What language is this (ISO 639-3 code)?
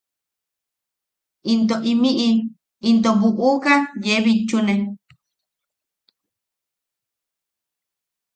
yaq